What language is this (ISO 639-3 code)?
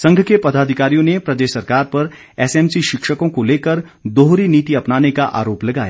hin